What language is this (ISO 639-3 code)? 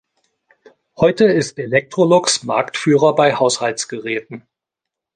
deu